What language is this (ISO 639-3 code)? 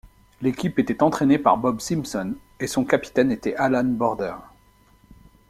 fra